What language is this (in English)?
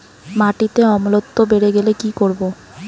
Bangla